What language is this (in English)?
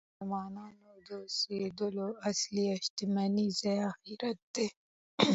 Pashto